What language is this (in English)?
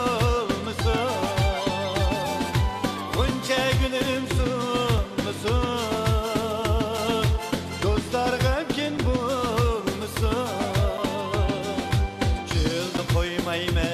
Turkish